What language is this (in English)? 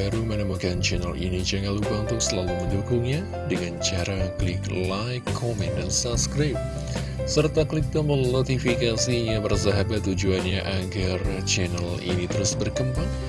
Indonesian